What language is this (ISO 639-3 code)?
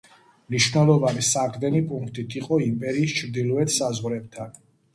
kat